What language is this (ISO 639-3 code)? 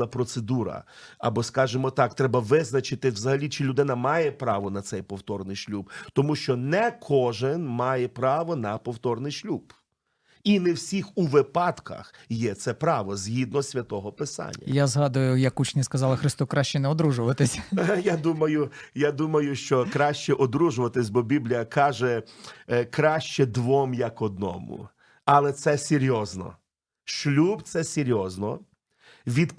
ukr